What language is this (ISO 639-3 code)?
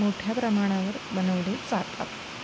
mar